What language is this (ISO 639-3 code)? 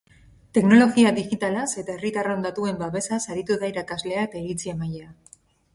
eus